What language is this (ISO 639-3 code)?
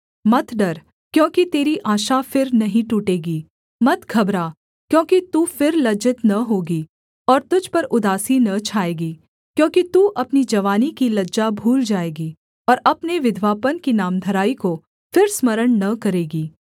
hin